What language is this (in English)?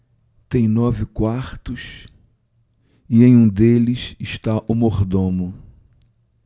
Portuguese